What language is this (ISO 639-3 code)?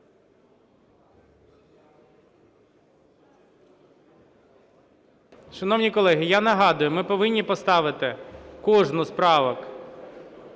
ukr